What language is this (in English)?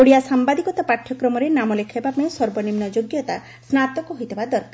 Odia